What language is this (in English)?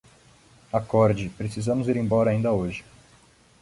Portuguese